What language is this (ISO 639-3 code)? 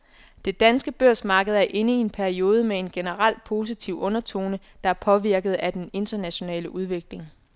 dan